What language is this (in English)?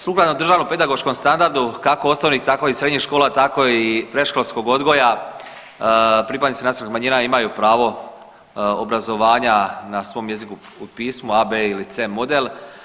Croatian